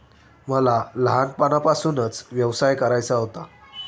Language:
Marathi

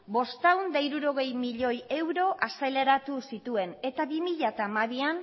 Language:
Basque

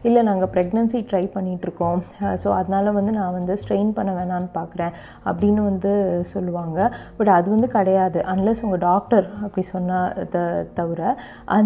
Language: Tamil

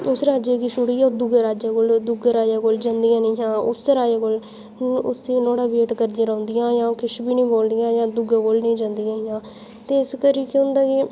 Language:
Dogri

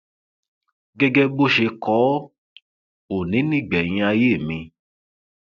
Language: Yoruba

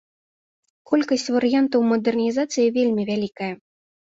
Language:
Belarusian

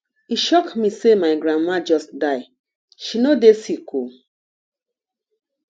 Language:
Nigerian Pidgin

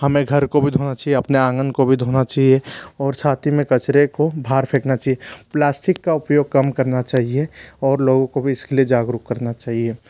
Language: Hindi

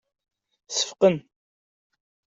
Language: Kabyle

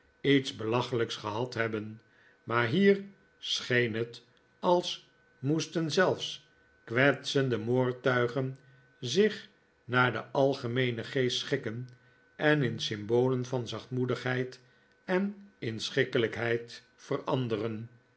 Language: Dutch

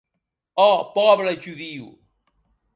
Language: Occitan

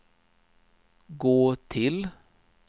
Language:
Swedish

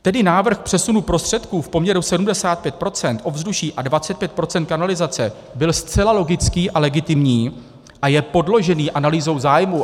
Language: Czech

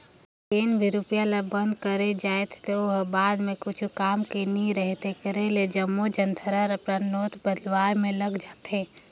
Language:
Chhattisgarhi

